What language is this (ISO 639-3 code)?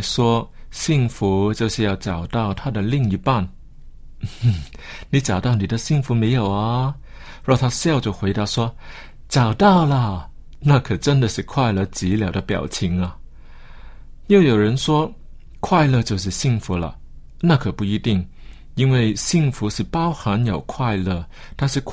zho